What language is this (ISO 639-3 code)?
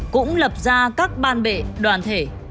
vie